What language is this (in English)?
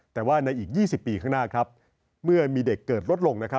Thai